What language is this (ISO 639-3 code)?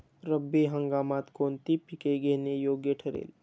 mar